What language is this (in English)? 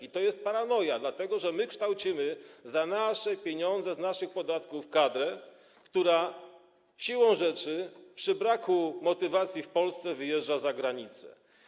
Polish